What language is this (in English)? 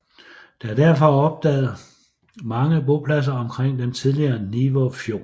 Danish